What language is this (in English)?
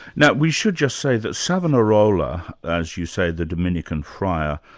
English